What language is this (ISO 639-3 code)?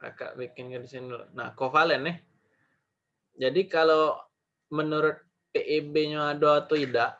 ind